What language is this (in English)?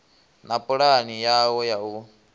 Venda